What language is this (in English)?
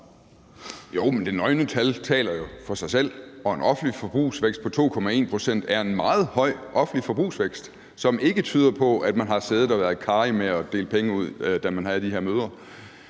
Danish